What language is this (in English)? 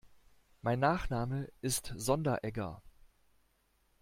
German